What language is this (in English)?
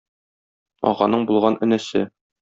Tatar